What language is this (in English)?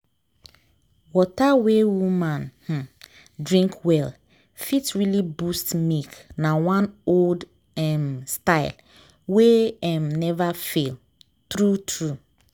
Nigerian Pidgin